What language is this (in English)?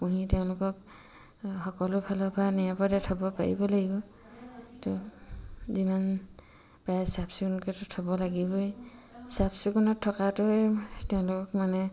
Assamese